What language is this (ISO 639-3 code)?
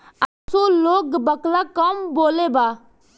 bho